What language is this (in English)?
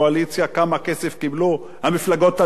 Hebrew